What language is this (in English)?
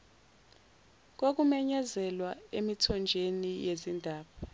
Zulu